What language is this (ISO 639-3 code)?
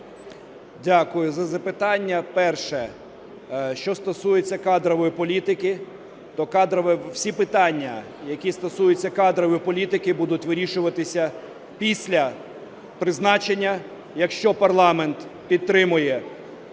ukr